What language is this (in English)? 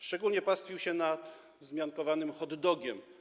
Polish